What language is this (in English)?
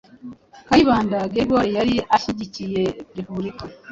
Kinyarwanda